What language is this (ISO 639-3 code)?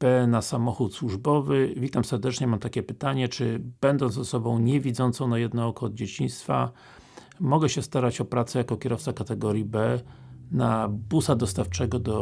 pol